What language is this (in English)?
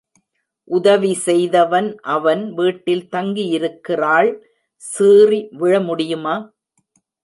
Tamil